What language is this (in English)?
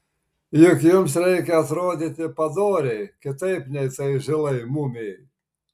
Lithuanian